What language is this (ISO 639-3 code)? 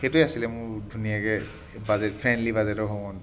asm